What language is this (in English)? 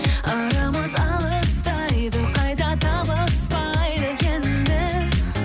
Kazakh